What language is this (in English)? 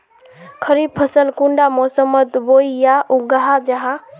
Magahi